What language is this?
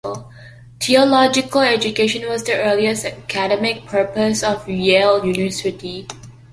English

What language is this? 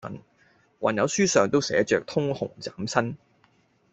Cantonese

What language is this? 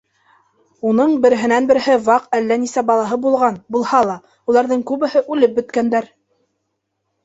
Bashkir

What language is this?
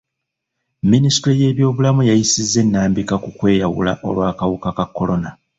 Ganda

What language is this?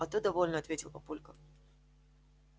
Russian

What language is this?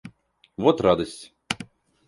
Russian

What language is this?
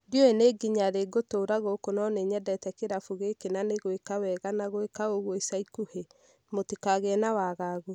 Kikuyu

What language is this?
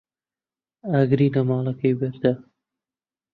Central Kurdish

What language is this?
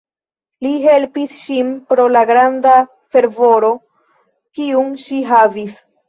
Esperanto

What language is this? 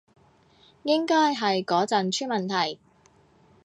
Cantonese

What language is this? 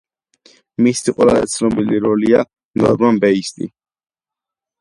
Georgian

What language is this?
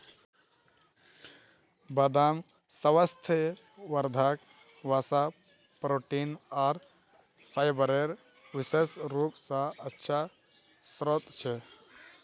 Magahi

